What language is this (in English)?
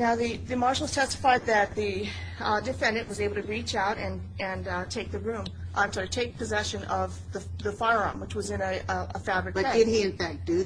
English